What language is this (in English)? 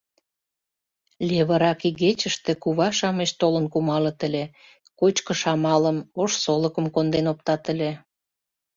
Mari